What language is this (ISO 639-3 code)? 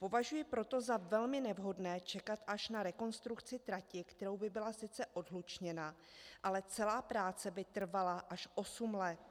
ces